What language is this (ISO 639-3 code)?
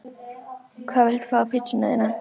isl